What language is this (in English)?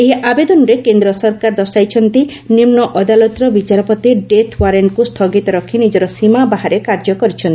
Odia